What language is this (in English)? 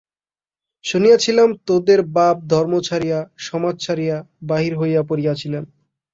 Bangla